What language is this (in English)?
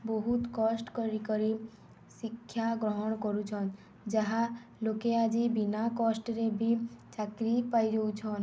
Odia